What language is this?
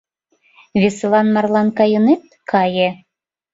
Mari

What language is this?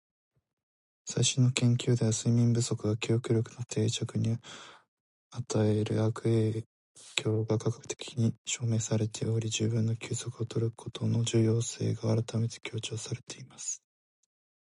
Japanese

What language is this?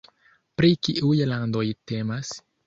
Esperanto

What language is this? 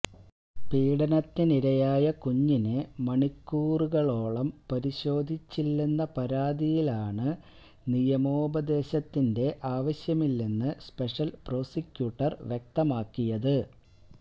Malayalam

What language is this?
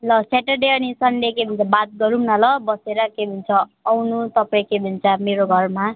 Nepali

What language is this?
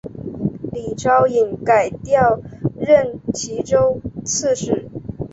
Chinese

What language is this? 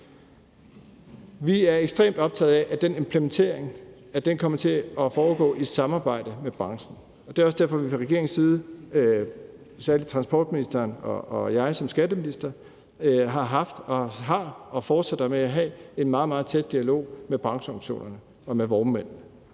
Danish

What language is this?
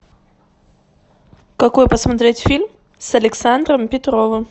Russian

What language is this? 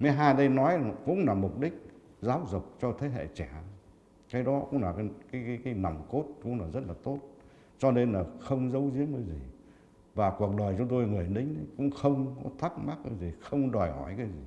Vietnamese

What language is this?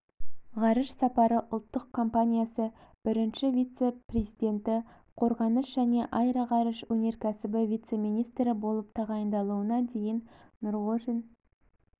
Kazakh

